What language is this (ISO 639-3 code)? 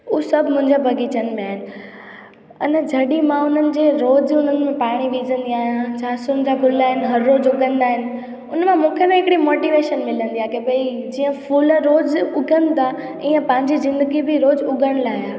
snd